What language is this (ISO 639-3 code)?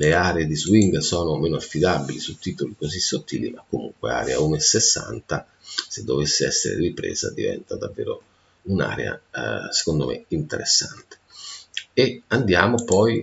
ita